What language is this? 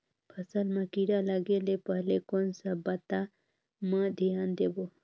Chhattisgarhi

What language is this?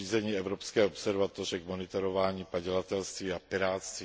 Czech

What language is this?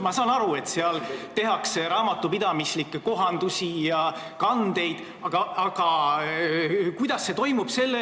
Estonian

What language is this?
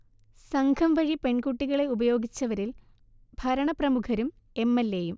Malayalam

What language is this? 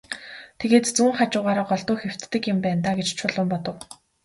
Mongolian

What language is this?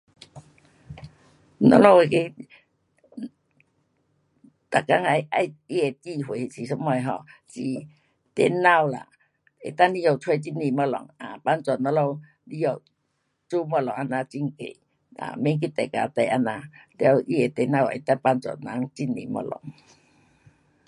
Pu-Xian Chinese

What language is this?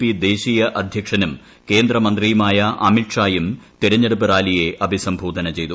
Malayalam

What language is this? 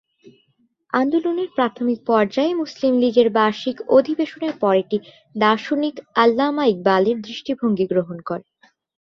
Bangla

